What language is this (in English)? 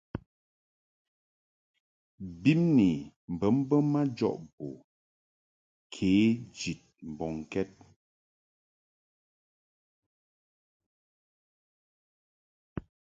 Mungaka